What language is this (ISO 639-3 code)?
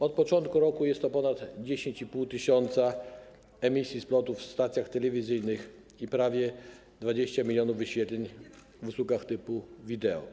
pol